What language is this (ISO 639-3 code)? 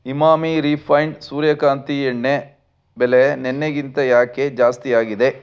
kan